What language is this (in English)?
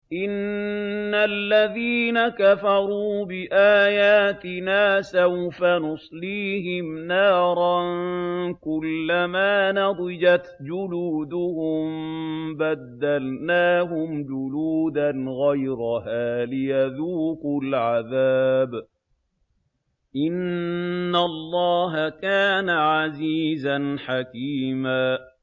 Arabic